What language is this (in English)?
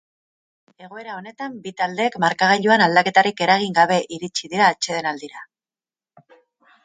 Basque